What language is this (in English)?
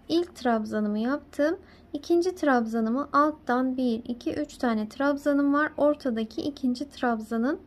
Turkish